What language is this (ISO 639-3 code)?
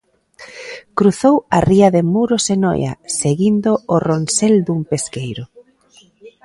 glg